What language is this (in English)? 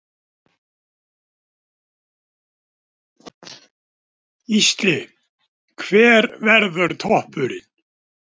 Icelandic